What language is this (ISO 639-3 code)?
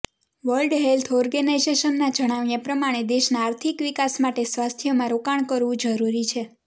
guj